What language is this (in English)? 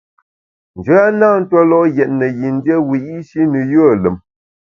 Bamun